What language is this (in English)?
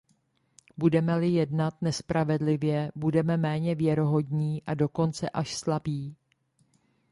Czech